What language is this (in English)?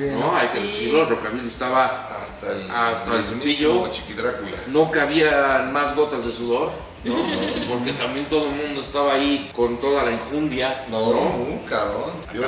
Spanish